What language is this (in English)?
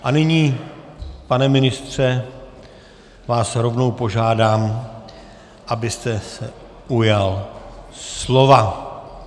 Czech